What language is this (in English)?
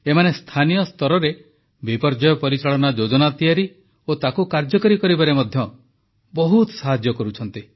Odia